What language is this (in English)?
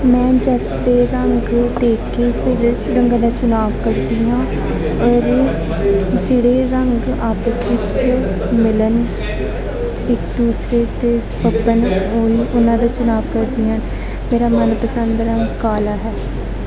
Punjabi